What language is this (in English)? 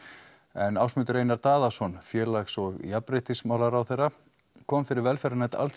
Icelandic